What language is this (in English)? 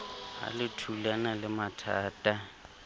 Southern Sotho